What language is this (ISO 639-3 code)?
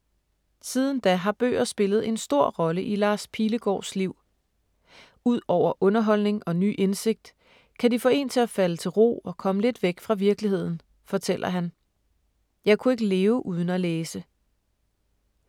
dan